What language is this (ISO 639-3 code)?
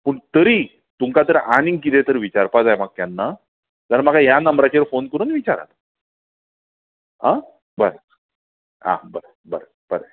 kok